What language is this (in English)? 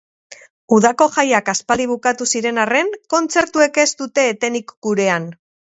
Basque